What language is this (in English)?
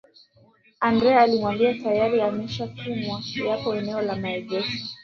Swahili